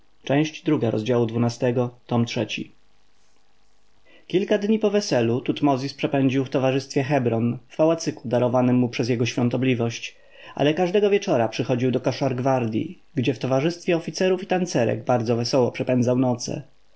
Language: Polish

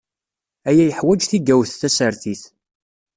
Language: Kabyle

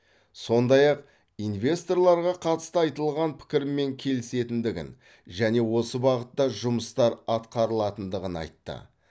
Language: Kazakh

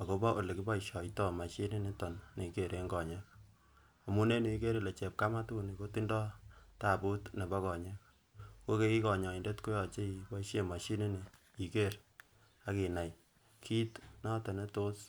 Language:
Kalenjin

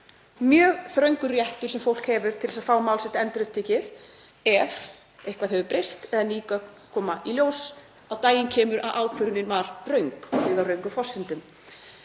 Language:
Icelandic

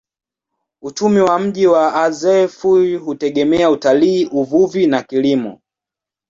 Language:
Swahili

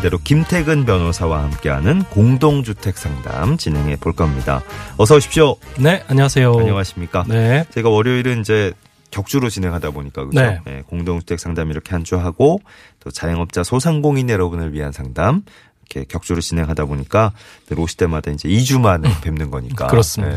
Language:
Korean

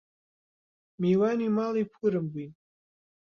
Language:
Central Kurdish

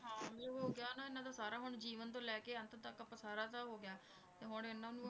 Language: Punjabi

